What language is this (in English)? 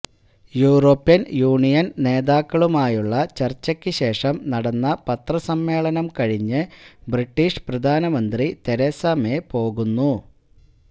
Malayalam